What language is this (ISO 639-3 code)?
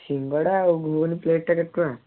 ori